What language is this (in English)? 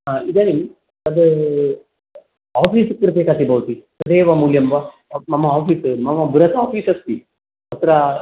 Sanskrit